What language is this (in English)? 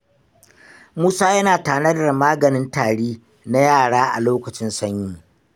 Hausa